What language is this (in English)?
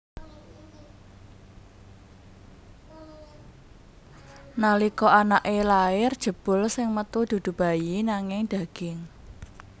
Javanese